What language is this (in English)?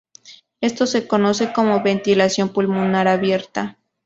Spanish